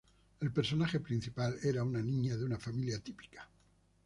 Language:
Spanish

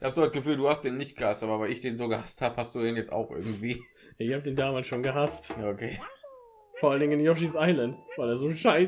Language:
German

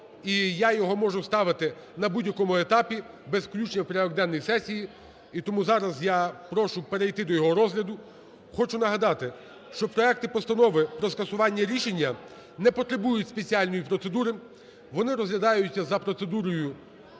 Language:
Ukrainian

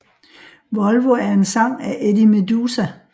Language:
Danish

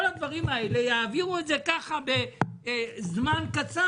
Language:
Hebrew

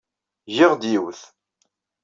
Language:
Kabyle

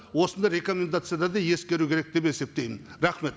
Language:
Kazakh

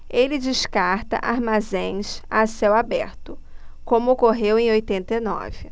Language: Portuguese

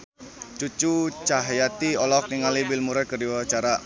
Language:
Sundanese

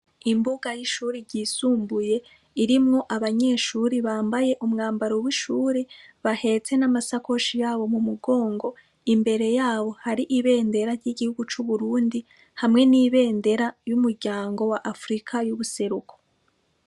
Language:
Rundi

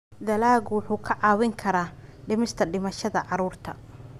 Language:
Somali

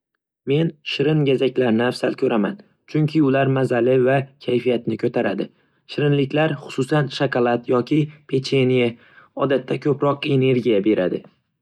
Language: Uzbek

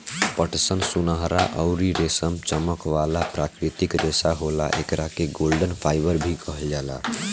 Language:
Bhojpuri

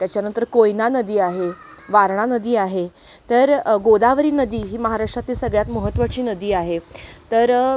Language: Marathi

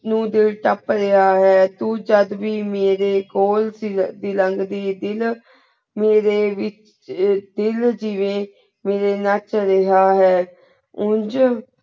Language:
Punjabi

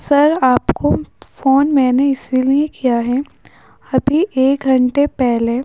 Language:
Urdu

